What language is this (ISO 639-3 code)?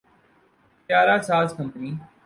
urd